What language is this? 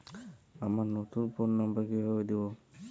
Bangla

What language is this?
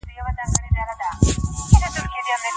Pashto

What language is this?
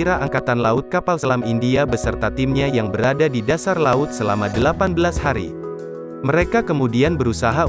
Indonesian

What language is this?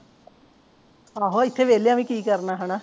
Punjabi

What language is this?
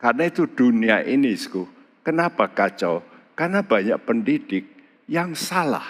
Indonesian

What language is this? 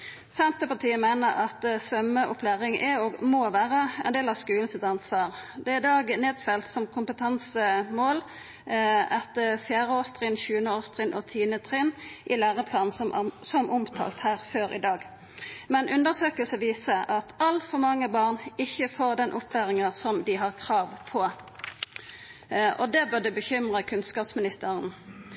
Norwegian Nynorsk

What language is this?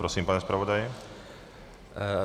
Czech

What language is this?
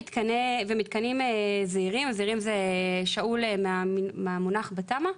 Hebrew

